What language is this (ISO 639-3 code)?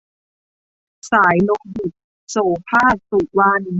tha